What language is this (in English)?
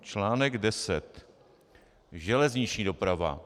Czech